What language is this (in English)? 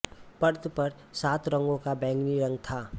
Hindi